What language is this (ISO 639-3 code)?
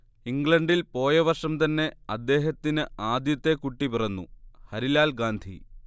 mal